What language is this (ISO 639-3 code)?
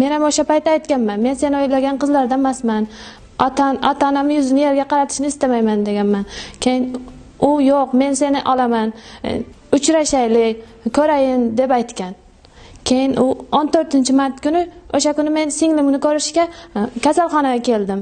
uzb